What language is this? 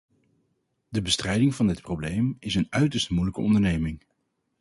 Dutch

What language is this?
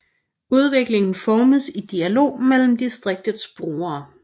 Danish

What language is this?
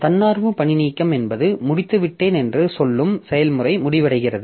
Tamil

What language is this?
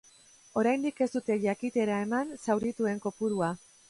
Basque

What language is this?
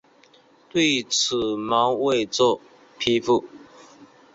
Chinese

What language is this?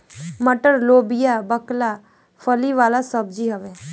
Bhojpuri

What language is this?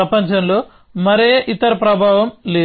Telugu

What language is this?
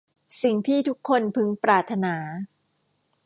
Thai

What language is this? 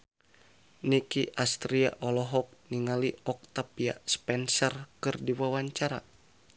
Sundanese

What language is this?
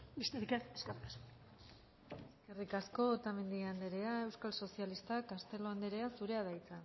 Basque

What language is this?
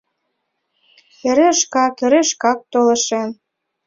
Mari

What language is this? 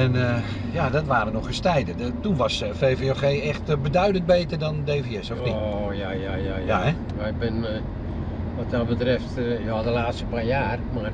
Dutch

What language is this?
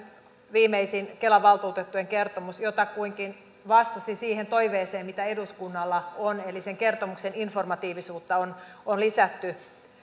Finnish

